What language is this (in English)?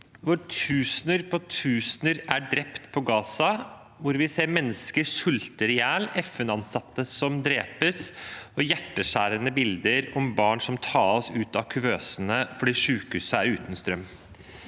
Norwegian